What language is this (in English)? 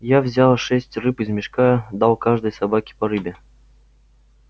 Russian